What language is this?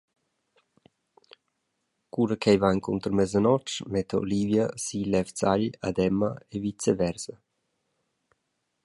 Romansh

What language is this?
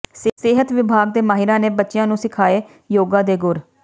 Punjabi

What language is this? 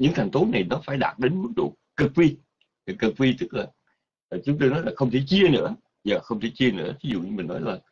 Vietnamese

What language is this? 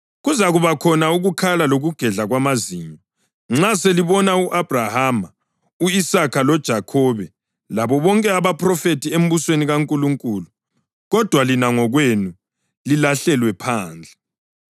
North Ndebele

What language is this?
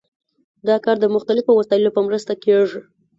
Pashto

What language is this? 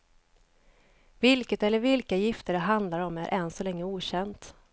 Swedish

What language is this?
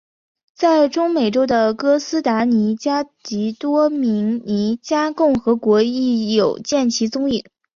Chinese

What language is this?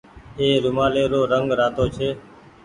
Goaria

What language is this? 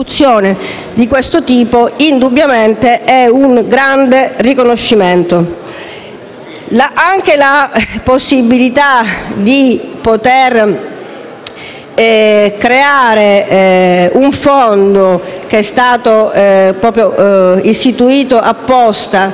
Italian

